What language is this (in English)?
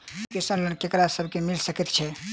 Maithili